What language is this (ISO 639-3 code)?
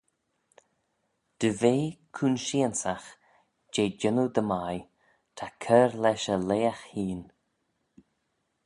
glv